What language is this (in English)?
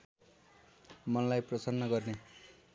Nepali